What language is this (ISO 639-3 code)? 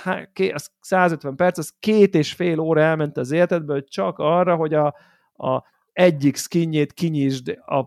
hun